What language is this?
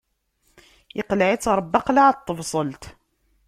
Kabyle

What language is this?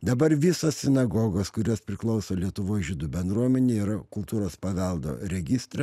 Lithuanian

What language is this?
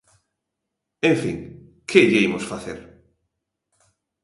Galician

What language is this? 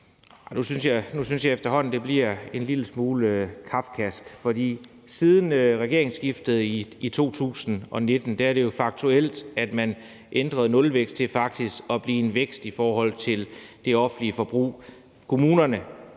Danish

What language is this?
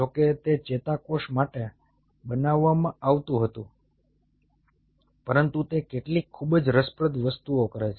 Gujarati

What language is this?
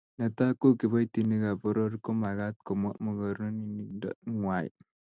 Kalenjin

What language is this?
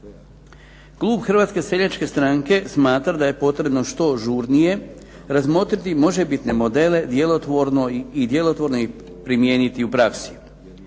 Croatian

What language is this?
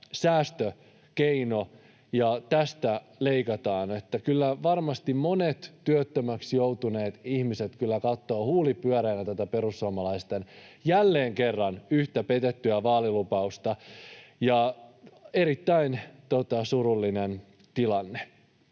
Finnish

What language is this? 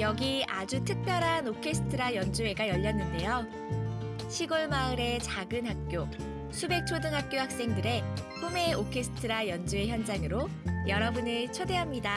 Korean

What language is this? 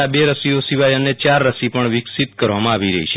Gujarati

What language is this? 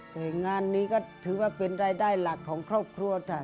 Thai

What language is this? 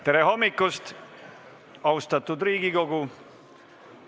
Estonian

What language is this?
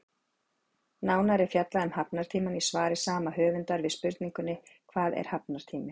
Icelandic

